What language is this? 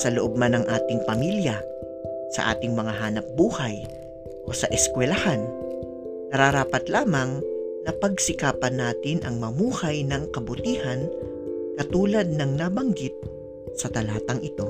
Filipino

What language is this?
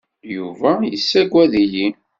Kabyle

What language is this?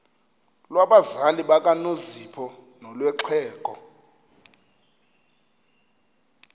Xhosa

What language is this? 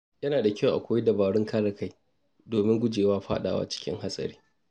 Hausa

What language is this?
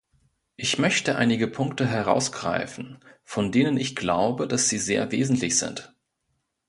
German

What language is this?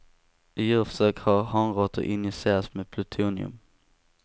Swedish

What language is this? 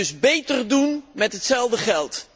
Dutch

